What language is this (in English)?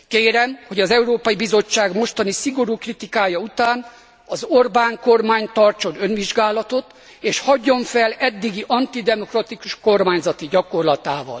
Hungarian